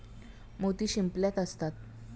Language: Marathi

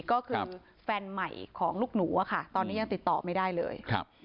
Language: Thai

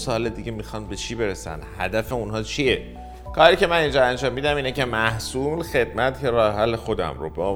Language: Persian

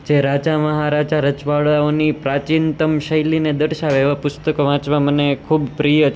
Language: Gujarati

